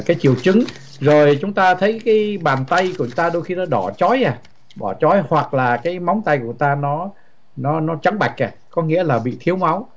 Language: Vietnamese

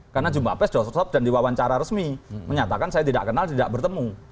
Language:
Indonesian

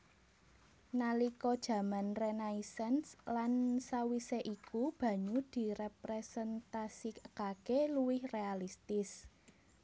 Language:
Javanese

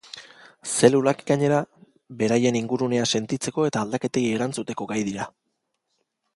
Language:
Basque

